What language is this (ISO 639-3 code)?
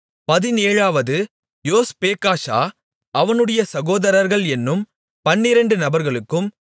tam